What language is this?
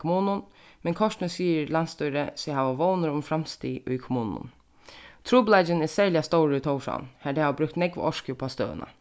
Faroese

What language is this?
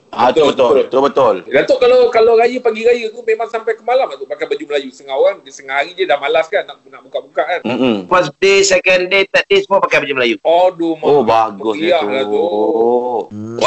Malay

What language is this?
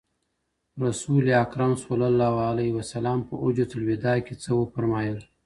Pashto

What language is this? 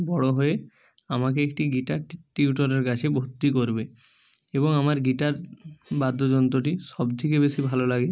Bangla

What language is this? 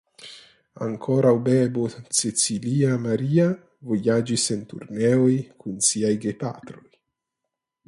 Esperanto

